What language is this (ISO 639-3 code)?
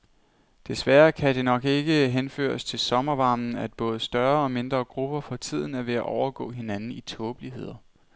dan